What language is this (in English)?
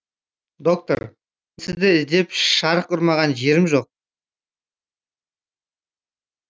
Kazakh